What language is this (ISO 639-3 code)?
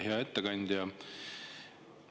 est